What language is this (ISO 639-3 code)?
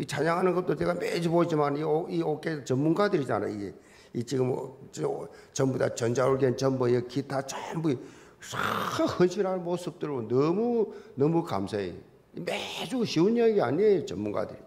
kor